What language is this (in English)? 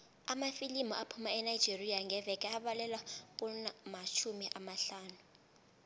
South Ndebele